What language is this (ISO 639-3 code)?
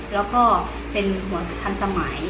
tha